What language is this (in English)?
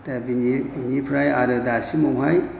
Bodo